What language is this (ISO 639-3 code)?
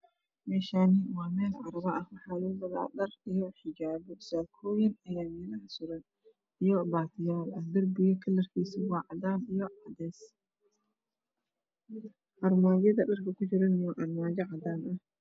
som